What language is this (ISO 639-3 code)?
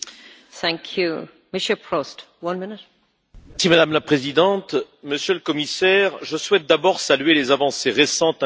fra